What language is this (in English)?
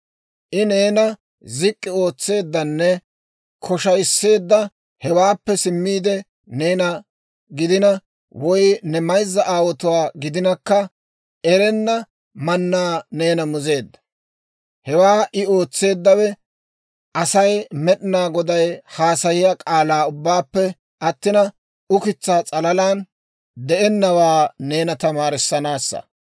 Dawro